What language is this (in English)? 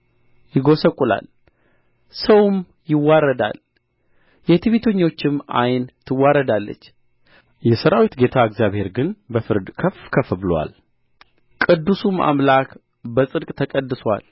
Amharic